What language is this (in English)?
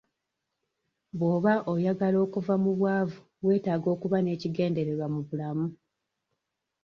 Ganda